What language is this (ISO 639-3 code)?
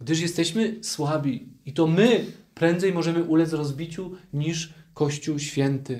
pol